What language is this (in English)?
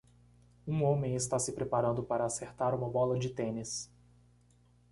Portuguese